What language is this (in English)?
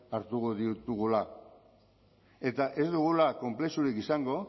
Basque